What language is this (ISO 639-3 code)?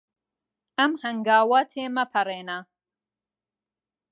ckb